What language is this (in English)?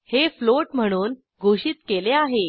Marathi